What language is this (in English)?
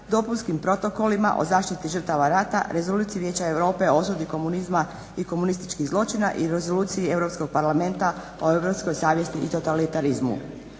Croatian